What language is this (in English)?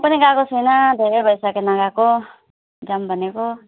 Nepali